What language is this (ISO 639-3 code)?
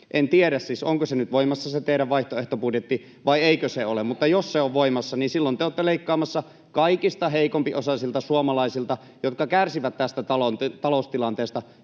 fin